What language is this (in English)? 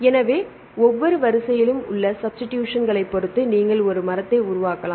Tamil